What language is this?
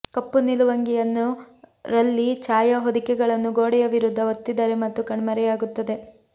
Kannada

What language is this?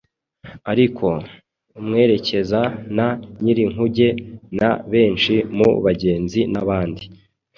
Kinyarwanda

